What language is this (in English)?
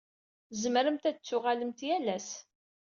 Kabyle